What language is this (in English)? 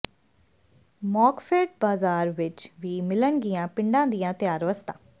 Punjabi